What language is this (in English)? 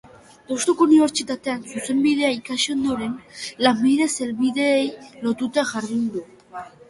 Basque